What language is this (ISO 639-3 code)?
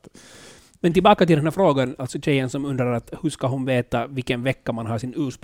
swe